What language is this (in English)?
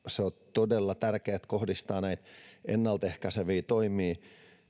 Finnish